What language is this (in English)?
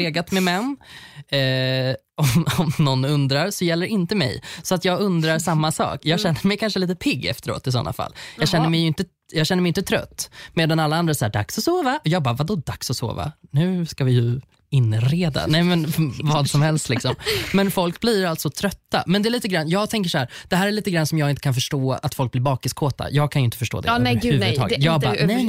Swedish